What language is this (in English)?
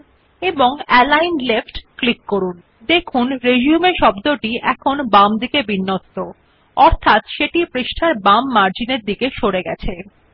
Bangla